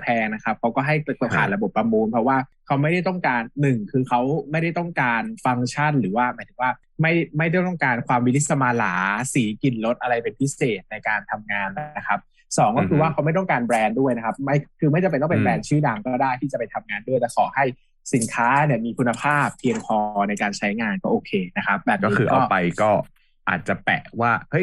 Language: Thai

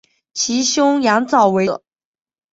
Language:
Chinese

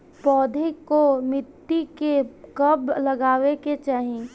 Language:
Bhojpuri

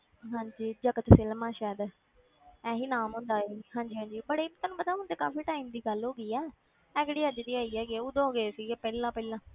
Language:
Punjabi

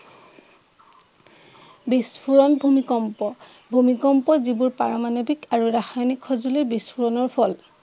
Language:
Assamese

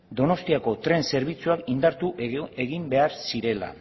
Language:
Basque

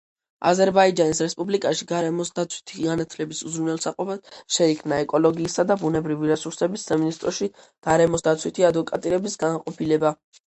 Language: Georgian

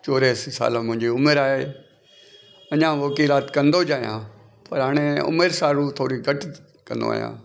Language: Sindhi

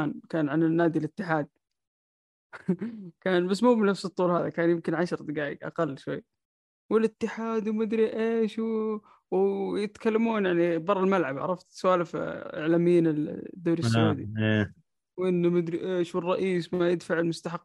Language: Arabic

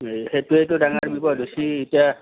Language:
Assamese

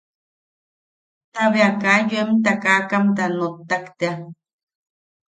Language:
Yaqui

